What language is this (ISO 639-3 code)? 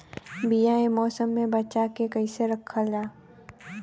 bho